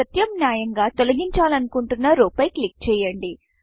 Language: Telugu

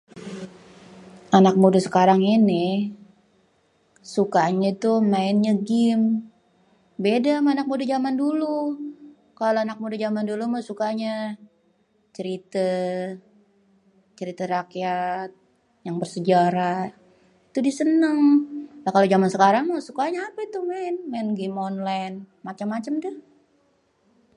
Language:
Betawi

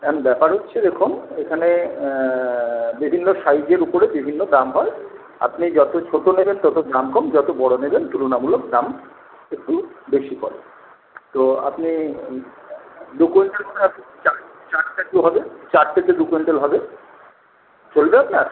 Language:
Bangla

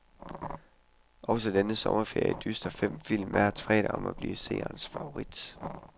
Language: Danish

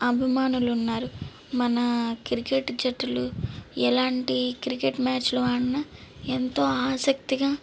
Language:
Telugu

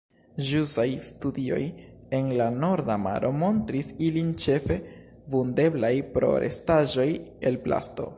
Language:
Esperanto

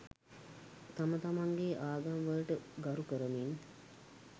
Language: Sinhala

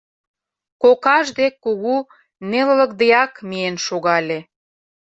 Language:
Mari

